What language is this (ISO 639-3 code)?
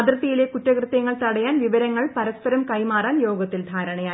mal